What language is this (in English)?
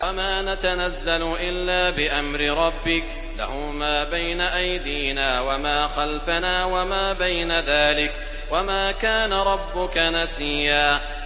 Arabic